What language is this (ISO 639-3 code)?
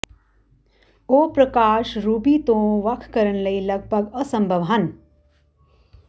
pan